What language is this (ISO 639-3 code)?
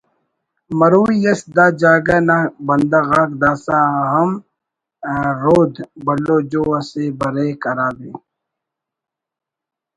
brh